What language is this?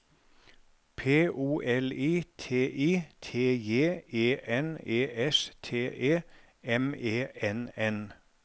Norwegian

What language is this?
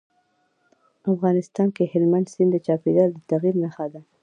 Pashto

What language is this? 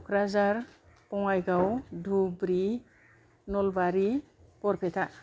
Bodo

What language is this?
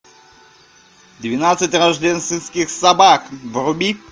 Russian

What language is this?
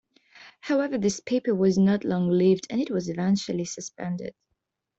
English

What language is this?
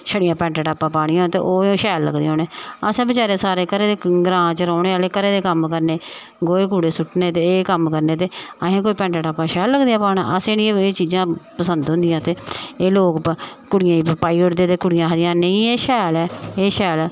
Dogri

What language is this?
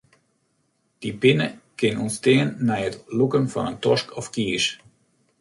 Western Frisian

